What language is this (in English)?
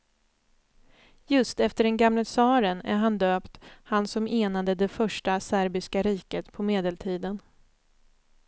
Swedish